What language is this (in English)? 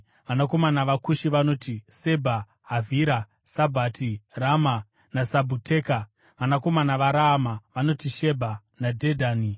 Shona